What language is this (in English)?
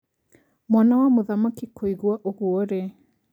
Kikuyu